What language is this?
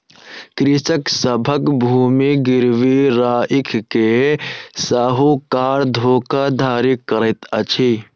Maithili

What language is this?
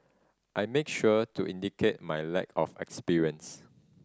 English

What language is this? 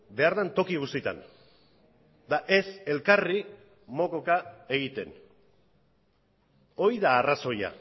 Basque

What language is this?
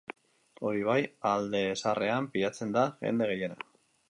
Basque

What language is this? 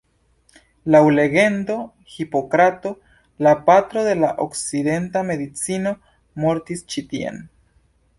Esperanto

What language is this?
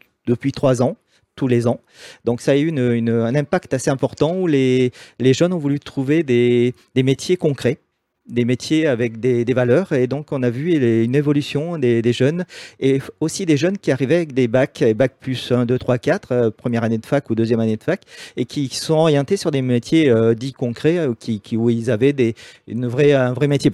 French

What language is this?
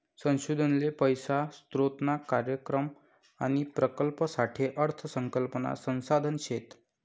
Marathi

